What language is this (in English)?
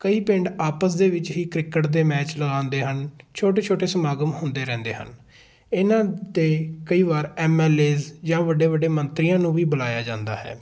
Punjabi